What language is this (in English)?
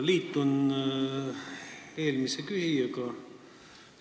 Estonian